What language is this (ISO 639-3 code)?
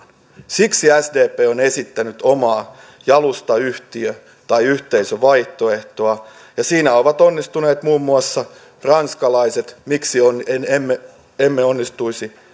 fin